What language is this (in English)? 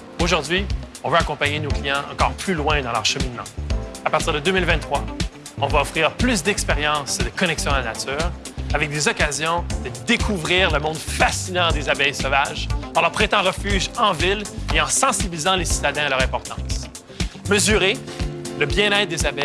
French